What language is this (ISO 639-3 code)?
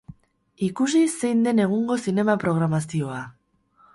eus